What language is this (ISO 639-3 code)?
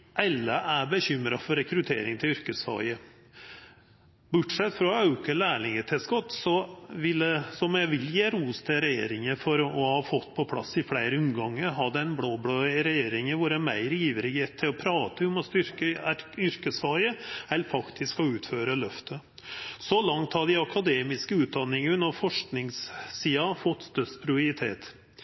nno